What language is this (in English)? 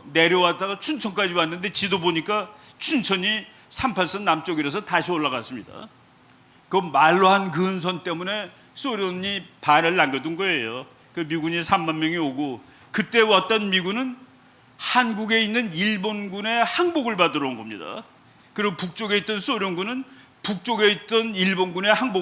Korean